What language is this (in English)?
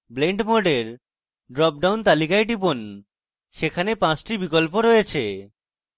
Bangla